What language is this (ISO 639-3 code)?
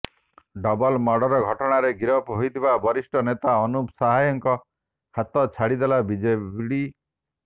ori